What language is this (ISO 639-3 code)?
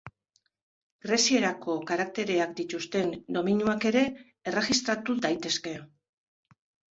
eus